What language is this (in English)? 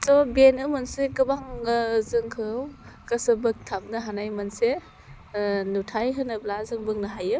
Bodo